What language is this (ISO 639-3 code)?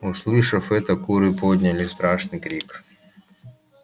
rus